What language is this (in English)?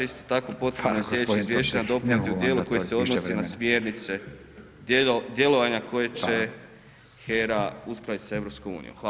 Croatian